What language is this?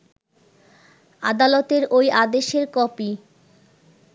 Bangla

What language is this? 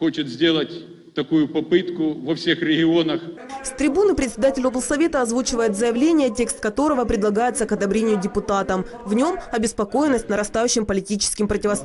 Russian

